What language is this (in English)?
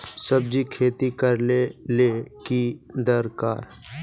Magahi